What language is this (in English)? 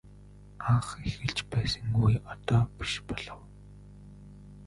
Mongolian